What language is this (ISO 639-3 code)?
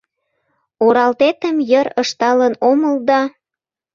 chm